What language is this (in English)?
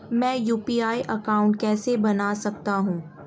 Hindi